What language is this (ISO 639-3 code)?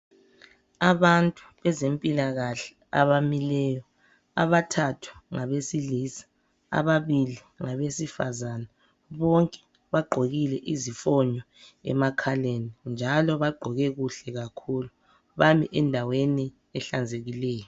nde